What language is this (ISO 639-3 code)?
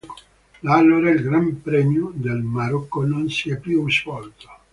ita